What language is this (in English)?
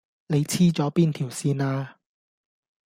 Cantonese